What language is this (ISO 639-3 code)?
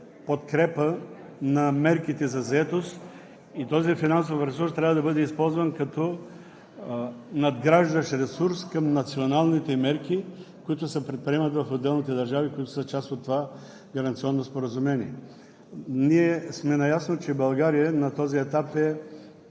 bul